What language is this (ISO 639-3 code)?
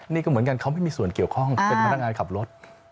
tha